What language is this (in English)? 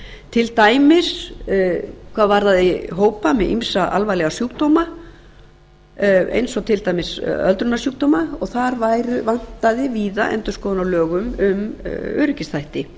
Icelandic